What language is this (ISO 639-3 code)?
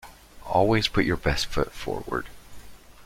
eng